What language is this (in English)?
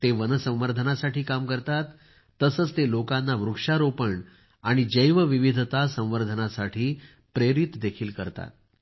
Marathi